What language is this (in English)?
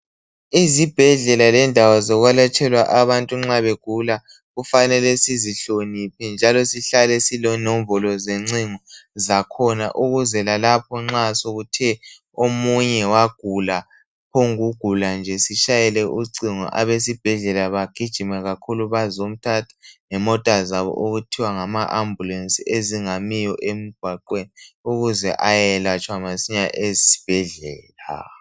North Ndebele